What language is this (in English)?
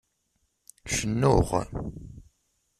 Kabyle